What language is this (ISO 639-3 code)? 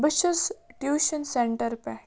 kas